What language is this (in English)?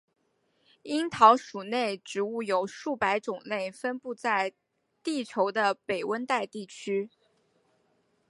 Chinese